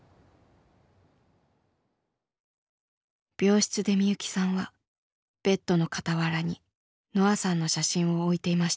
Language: Japanese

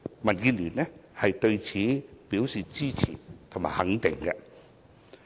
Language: Cantonese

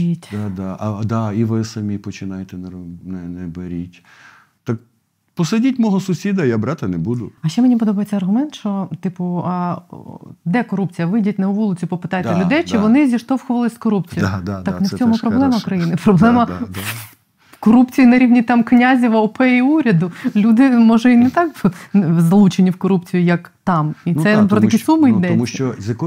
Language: Ukrainian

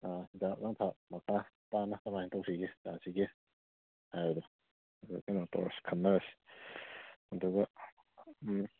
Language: Manipuri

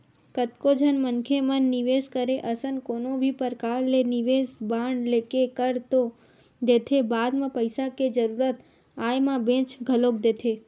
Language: Chhattisgarhi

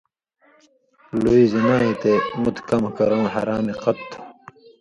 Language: Indus Kohistani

